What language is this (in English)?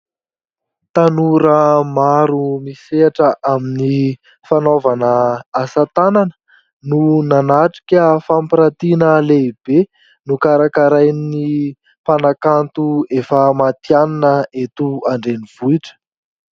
Malagasy